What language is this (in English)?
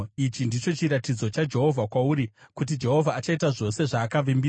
Shona